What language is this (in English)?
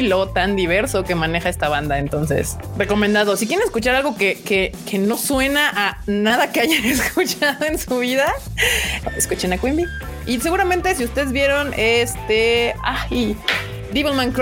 Spanish